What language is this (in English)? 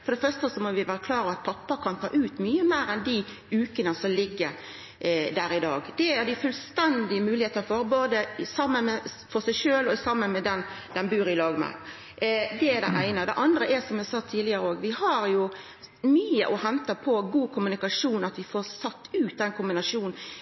Norwegian Nynorsk